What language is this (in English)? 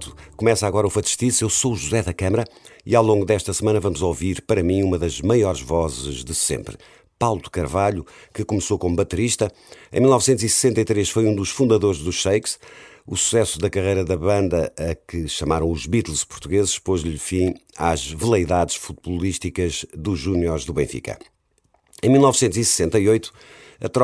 Portuguese